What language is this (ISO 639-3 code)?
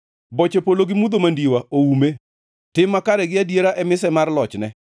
luo